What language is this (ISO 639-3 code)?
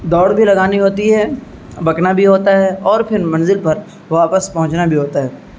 urd